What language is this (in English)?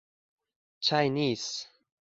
Uzbek